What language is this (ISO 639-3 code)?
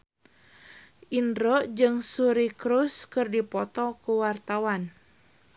sun